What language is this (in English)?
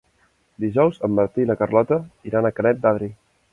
Catalan